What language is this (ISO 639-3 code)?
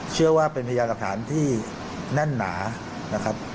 tha